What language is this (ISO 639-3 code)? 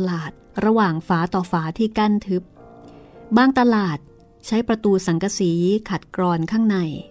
tha